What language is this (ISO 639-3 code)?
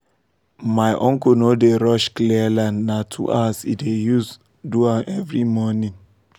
pcm